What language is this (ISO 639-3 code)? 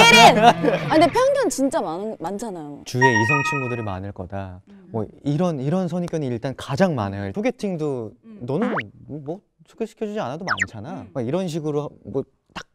kor